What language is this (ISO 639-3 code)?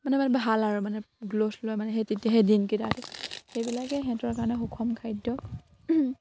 asm